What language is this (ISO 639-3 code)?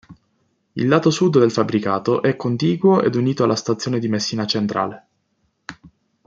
ita